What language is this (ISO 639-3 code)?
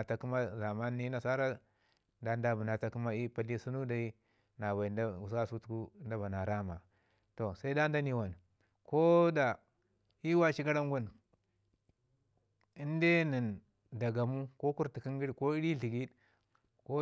ngi